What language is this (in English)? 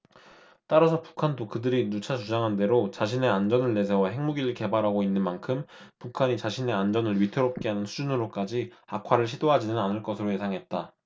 Korean